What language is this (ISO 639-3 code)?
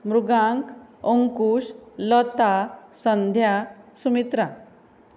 kok